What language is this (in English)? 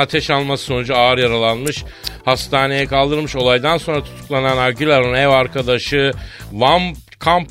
Turkish